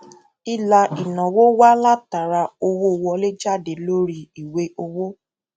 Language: Yoruba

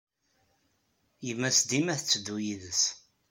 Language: Kabyle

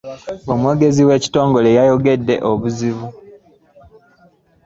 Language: Ganda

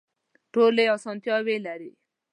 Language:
Pashto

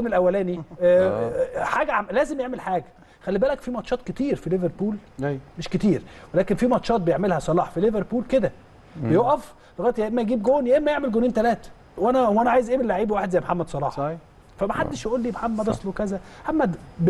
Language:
Arabic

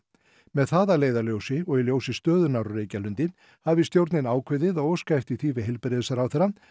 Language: Icelandic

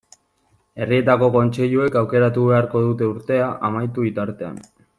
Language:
Basque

